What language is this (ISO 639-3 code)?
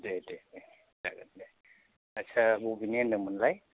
brx